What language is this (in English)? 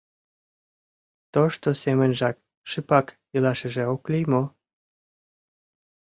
Mari